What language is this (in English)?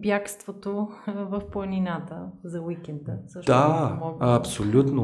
Bulgarian